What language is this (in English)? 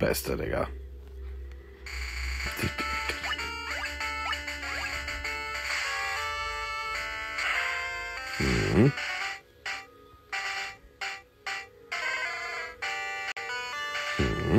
German